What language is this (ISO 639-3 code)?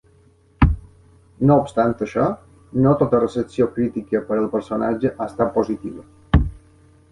cat